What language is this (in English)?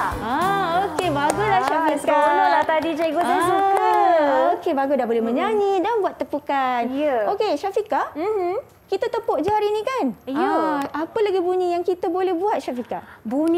Malay